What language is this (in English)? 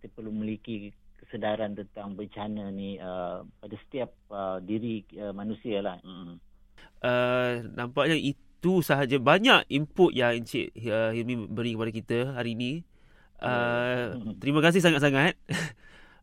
Malay